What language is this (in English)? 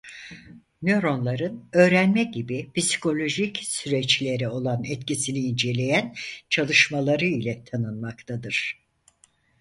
Turkish